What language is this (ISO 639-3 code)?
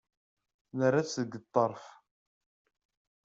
kab